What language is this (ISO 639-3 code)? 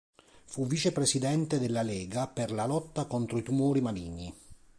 ita